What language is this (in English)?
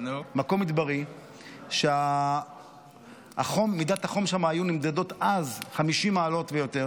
Hebrew